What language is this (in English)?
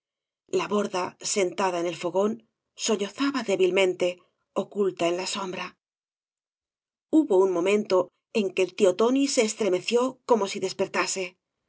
Spanish